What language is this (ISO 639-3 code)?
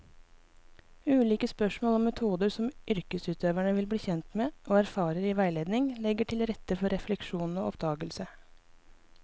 nor